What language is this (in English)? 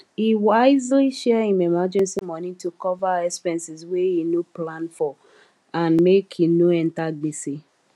Nigerian Pidgin